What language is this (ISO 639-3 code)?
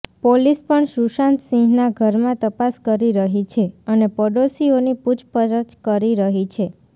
guj